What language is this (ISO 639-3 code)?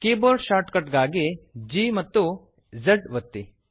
kan